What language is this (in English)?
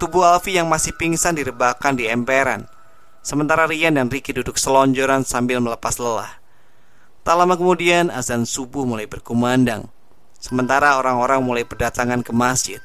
Indonesian